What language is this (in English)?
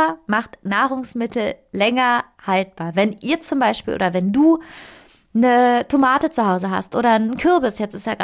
German